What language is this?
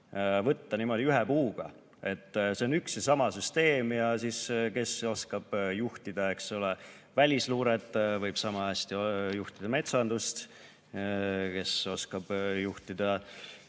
Estonian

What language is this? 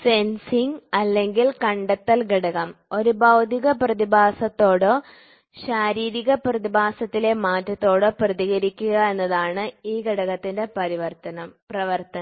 Malayalam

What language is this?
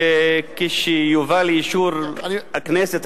Hebrew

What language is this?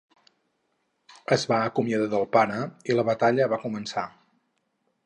Catalan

